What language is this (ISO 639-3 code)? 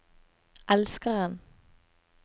nor